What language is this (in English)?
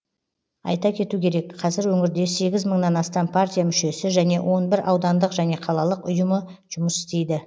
Kazakh